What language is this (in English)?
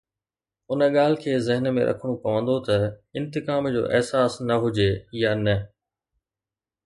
Sindhi